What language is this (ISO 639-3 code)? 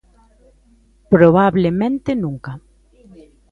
glg